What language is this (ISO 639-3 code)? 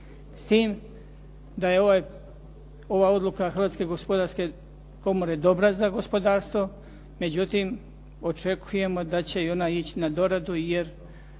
hrv